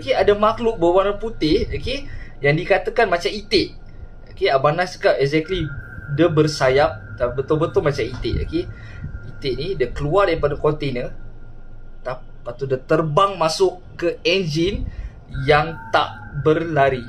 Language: Malay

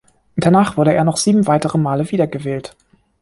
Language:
German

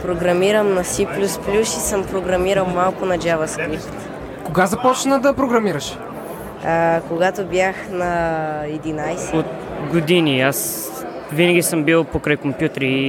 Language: Bulgarian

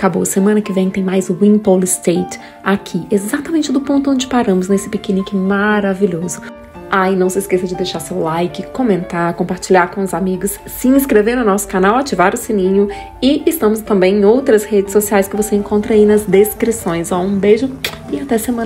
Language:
Portuguese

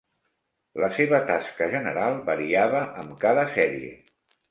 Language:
Catalan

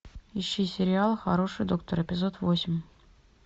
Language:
Russian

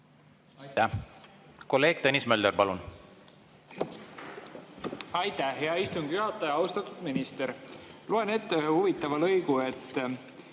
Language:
Estonian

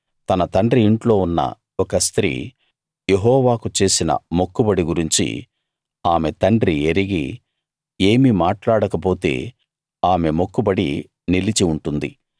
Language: Telugu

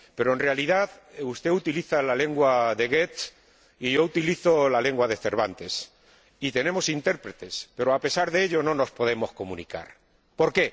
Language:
Spanish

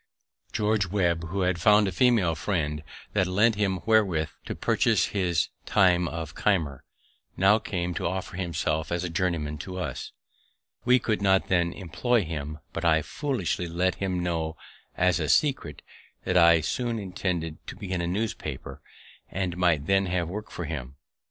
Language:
English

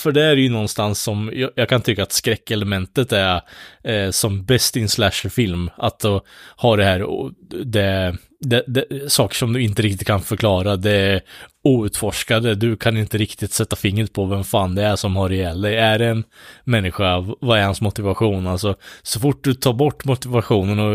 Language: Swedish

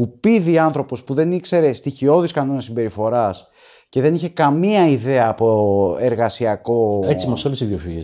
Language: Greek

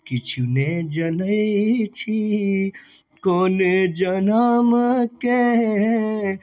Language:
Maithili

